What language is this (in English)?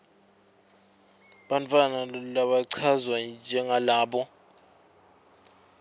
Swati